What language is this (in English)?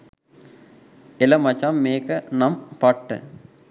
Sinhala